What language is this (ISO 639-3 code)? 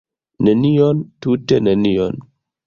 epo